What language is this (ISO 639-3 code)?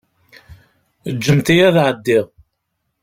kab